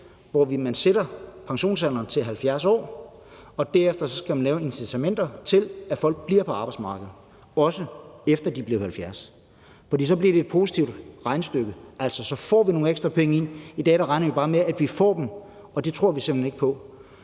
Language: Danish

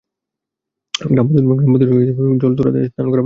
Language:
Bangla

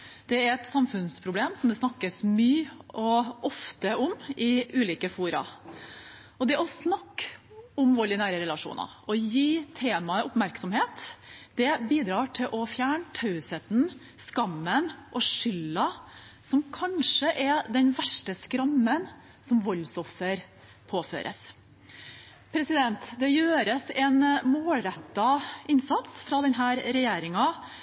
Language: Norwegian Bokmål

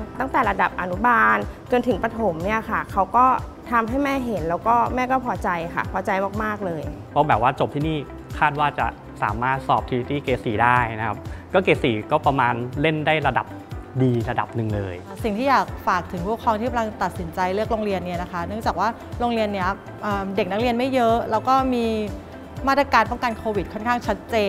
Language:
Thai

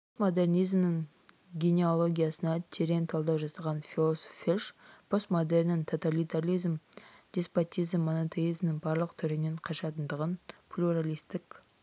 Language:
Kazakh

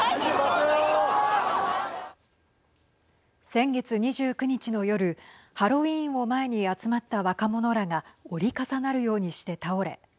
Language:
Japanese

